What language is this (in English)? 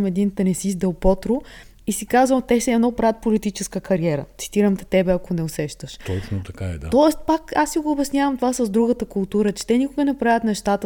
Bulgarian